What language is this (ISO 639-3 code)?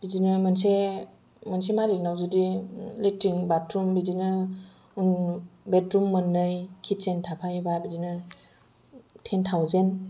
brx